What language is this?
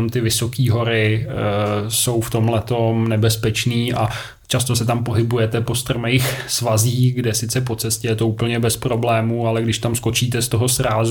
Czech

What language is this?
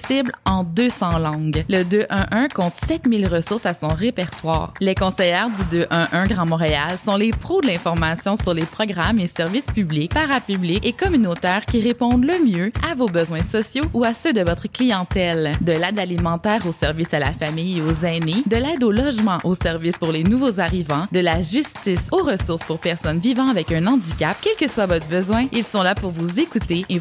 French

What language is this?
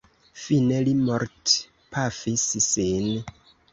Esperanto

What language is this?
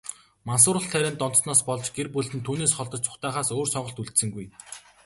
Mongolian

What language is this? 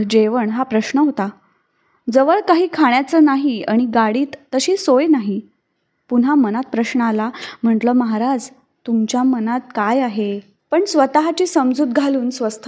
Marathi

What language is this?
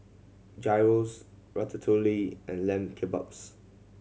English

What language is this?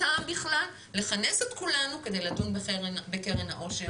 Hebrew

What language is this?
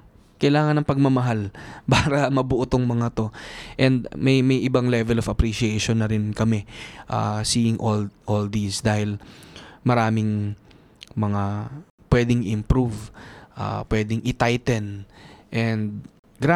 Filipino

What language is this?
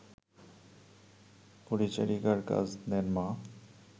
Bangla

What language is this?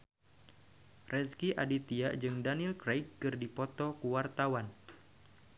Sundanese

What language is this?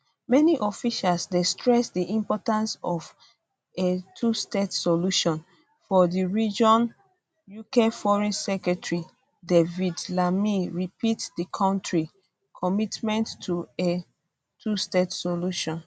Nigerian Pidgin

